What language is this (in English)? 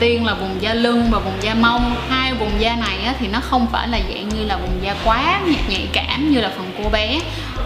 Vietnamese